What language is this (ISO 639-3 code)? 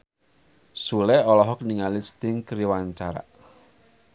sun